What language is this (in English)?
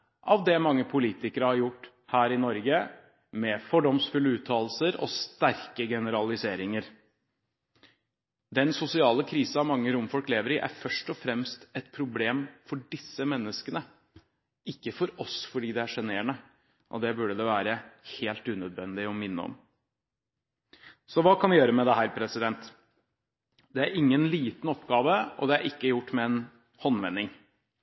Norwegian Bokmål